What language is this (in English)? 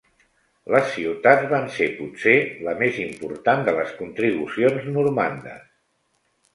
Catalan